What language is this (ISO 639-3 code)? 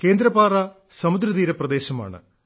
mal